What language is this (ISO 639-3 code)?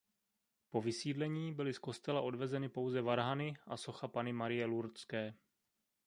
ces